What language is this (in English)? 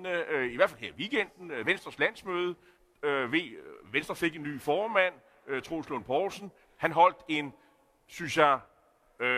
Danish